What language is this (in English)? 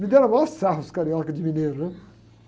Portuguese